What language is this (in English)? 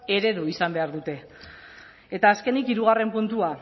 Basque